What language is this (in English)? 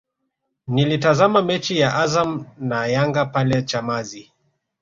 Swahili